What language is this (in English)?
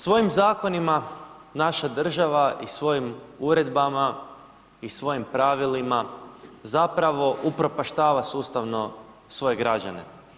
Croatian